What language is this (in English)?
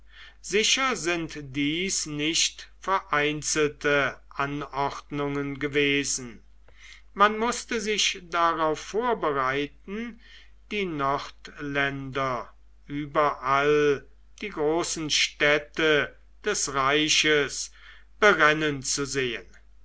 German